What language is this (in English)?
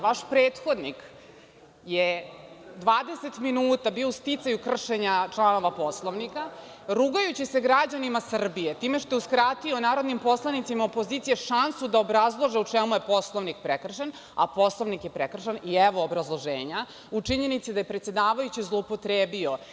Serbian